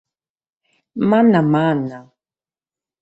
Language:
Sardinian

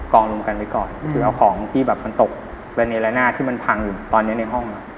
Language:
Thai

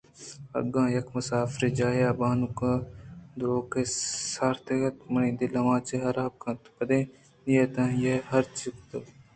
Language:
Eastern Balochi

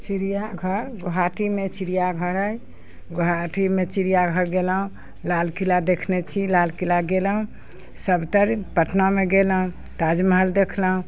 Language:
Maithili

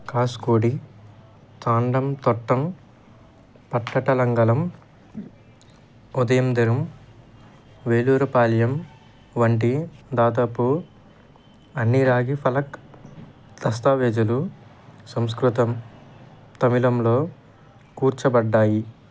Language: Telugu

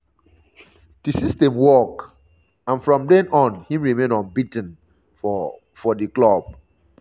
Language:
Nigerian Pidgin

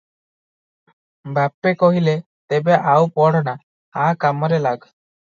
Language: Odia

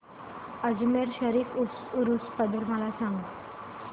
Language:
Marathi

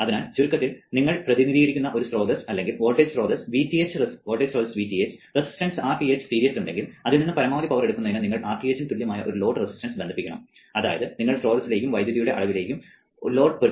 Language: Malayalam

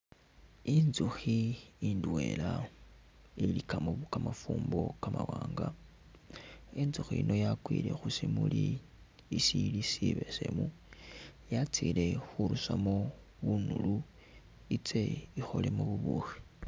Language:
Masaaba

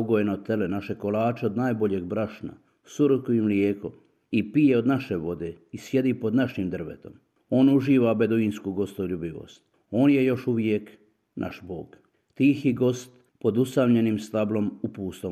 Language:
Croatian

